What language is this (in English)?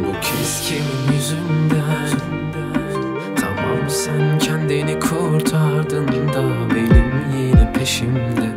Turkish